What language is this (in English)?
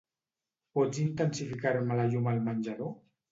Catalan